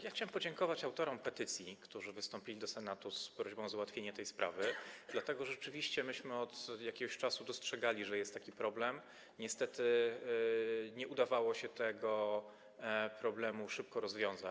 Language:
Polish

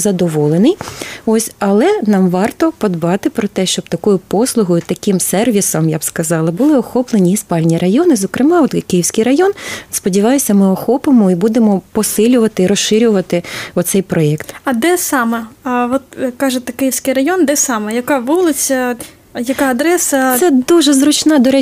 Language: Ukrainian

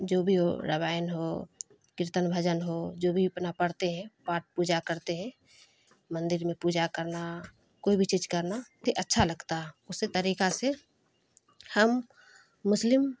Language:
Urdu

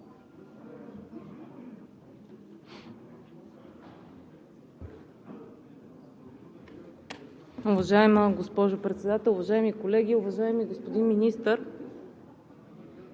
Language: Bulgarian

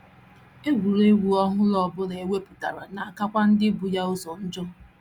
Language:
Igbo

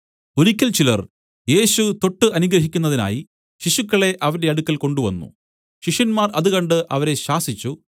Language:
Malayalam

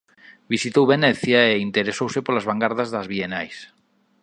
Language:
Galician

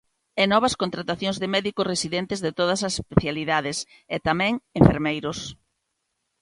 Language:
Galician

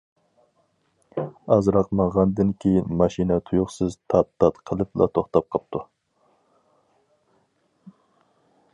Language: Uyghur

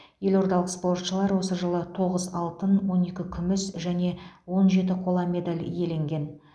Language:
Kazakh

